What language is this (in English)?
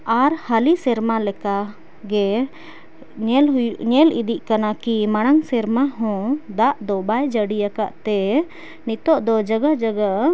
Santali